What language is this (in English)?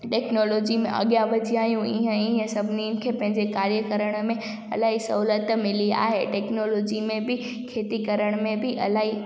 Sindhi